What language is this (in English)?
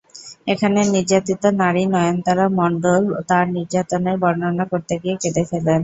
Bangla